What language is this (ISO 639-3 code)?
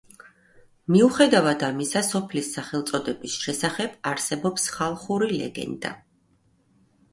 kat